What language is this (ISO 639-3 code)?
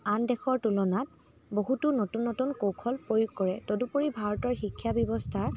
asm